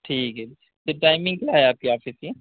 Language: Urdu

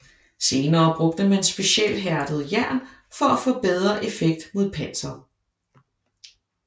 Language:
Danish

